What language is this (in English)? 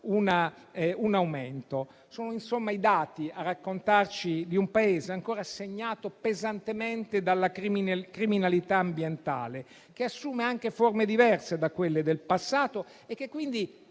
Italian